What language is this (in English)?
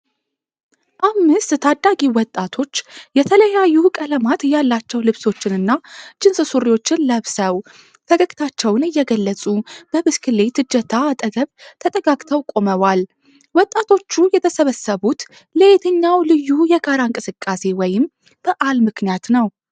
Amharic